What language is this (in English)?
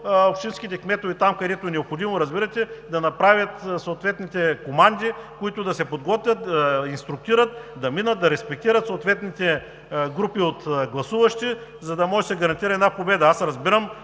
Bulgarian